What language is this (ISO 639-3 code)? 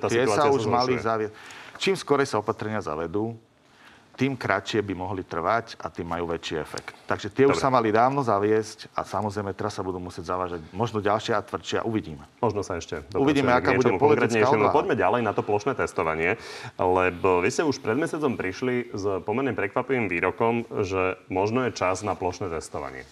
slk